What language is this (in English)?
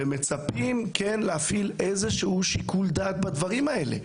Hebrew